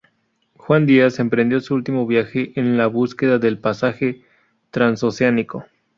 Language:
Spanish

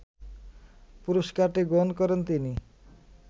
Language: Bangla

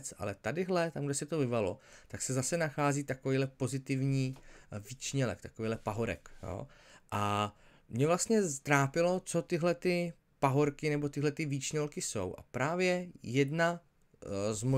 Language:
Czech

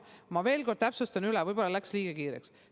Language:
Estonian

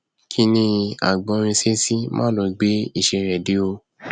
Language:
Yoruba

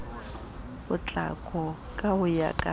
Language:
Southern Sotho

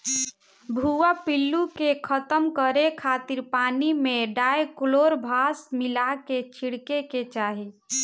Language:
Bhojpuri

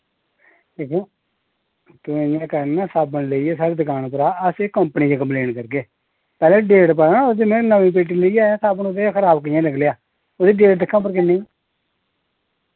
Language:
Dogri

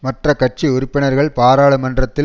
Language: Tamil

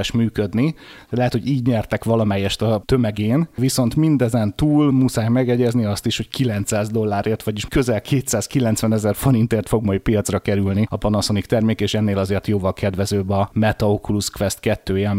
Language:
Hungarian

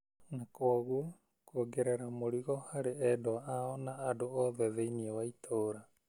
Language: Kikuyu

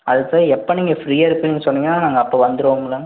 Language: Tamil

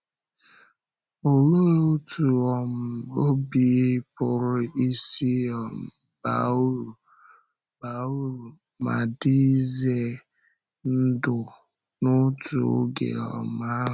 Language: Igbo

